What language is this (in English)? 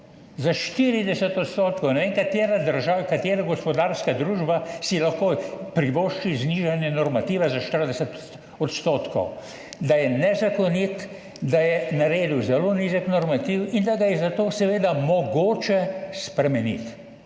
Slovenian